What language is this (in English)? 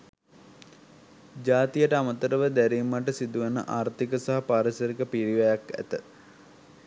Sinhala